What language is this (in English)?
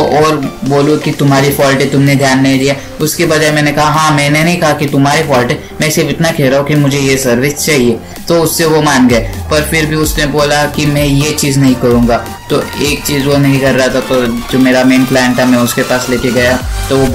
Hindi